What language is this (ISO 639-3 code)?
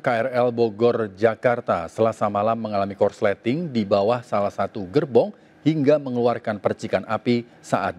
ind